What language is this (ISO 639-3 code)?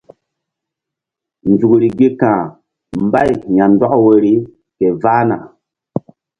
mdd